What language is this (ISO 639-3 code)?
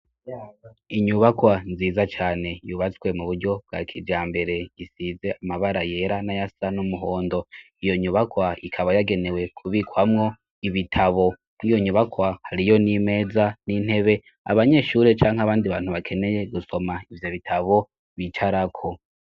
run